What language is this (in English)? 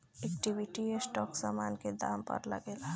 Bhojpuri